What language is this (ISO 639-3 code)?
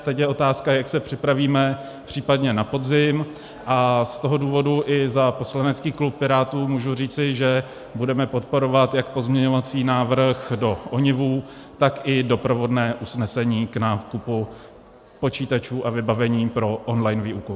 ces